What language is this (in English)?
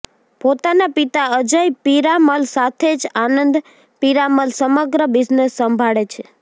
Gujarati